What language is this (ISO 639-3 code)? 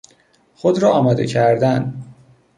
fas